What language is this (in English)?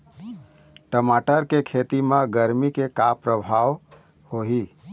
Chhattisgarhi